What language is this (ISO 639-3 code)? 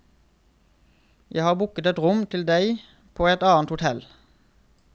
nor